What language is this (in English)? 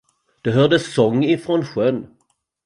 Swedish